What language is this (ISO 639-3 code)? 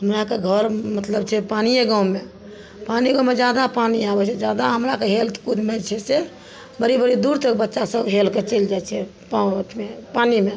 mai